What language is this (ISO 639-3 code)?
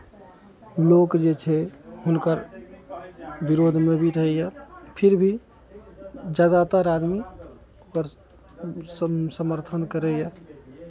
mai